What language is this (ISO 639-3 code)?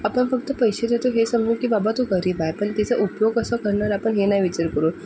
mar